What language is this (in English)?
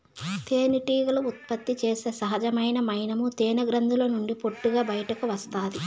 Telugu